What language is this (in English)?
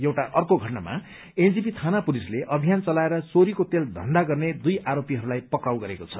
Nepali